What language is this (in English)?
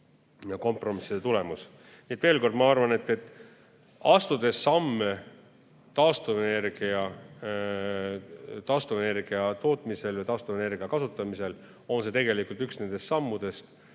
Estonian